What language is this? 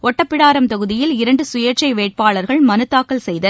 Tamil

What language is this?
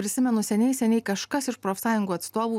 Lithuanian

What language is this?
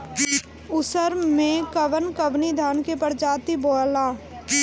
Bhojpuri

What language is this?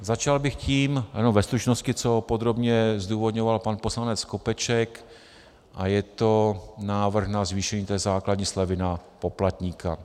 Czech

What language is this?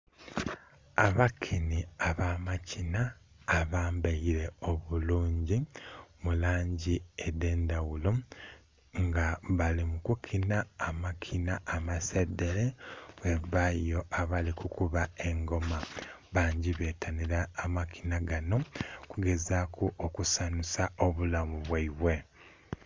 Soga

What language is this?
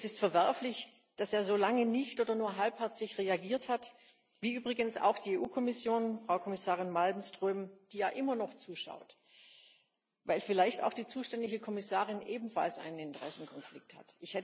German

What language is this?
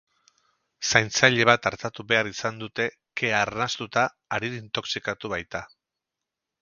Basque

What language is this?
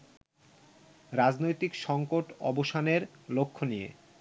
Bangla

